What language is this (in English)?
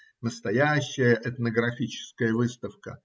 Russian